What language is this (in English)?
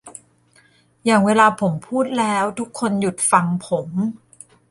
Thai